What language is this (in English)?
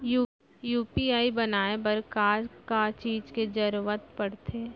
Chhattisgarhi